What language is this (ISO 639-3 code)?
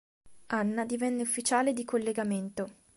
ita